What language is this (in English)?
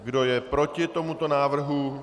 Czech